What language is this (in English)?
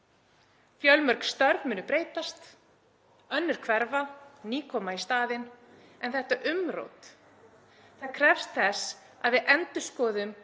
Icelandic